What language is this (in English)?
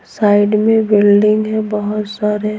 Hindi